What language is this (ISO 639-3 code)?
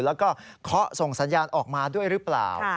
tha